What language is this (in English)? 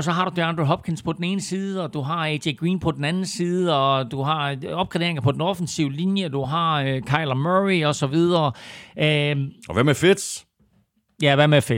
Danish